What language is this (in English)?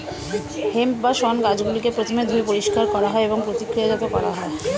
Bangla